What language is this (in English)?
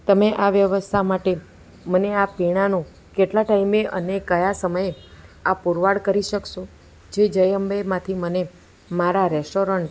Gujarati